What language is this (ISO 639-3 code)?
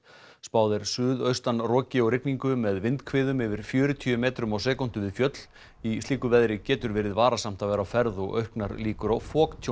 isl